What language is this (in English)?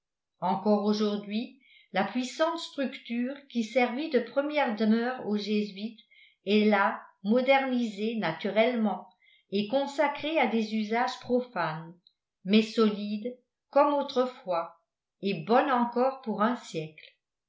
French